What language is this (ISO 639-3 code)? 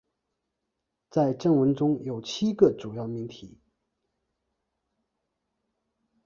zho